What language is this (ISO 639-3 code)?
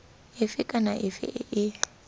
tsn